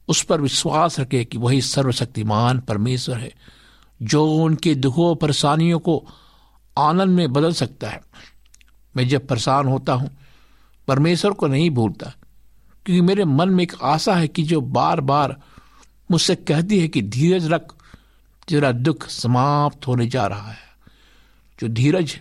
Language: Hindi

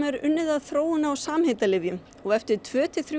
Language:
Icelandic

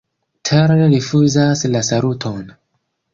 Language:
Esperanto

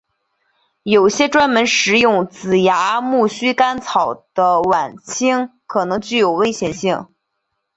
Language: Chinese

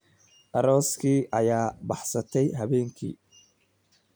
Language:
Somali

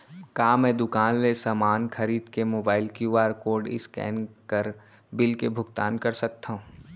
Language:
Chhattisgarhi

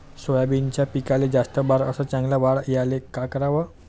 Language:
Marathi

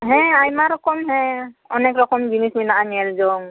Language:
Santali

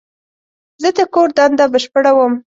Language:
Pashto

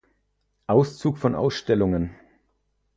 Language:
German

